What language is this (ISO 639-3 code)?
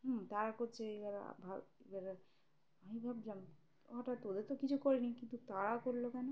ben